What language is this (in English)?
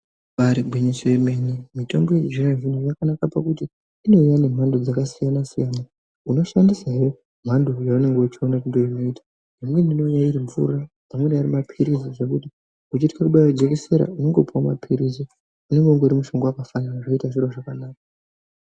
Ndau